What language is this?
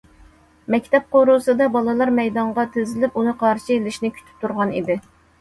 Uyghur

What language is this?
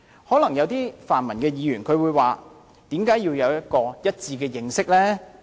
Cantonese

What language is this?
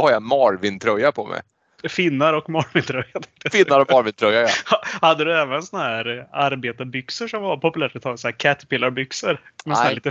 Swedish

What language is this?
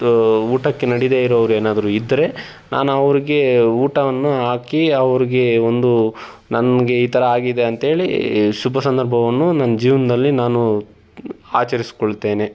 Kannada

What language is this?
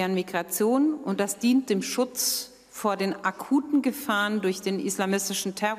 Romanian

